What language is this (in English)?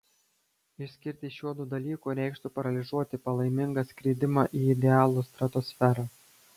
Lithuanian